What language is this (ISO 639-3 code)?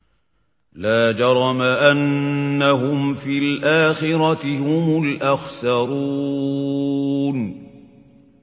ara